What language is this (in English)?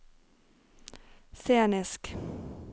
Norwegian